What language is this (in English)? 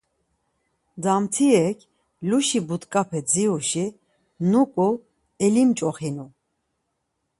Laz